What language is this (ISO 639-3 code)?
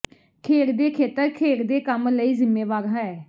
pan